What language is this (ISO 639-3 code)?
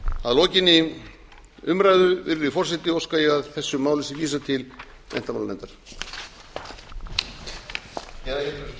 isl